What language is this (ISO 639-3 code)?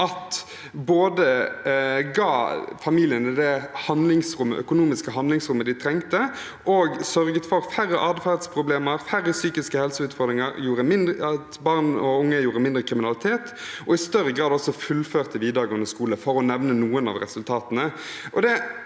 nor